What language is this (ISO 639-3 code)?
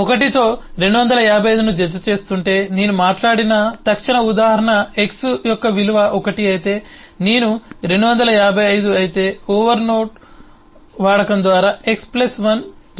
tel